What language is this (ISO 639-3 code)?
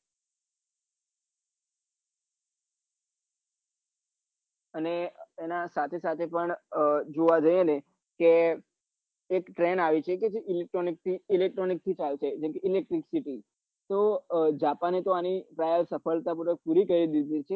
guj